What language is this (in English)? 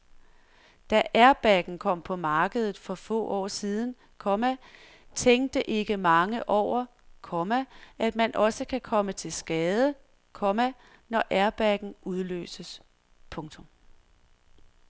Danish